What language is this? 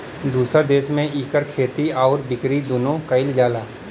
Bhojpuri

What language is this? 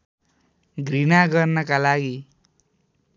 Nepali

